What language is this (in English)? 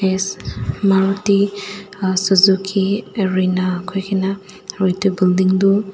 Naga Pidgin